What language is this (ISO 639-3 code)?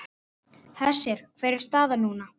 isl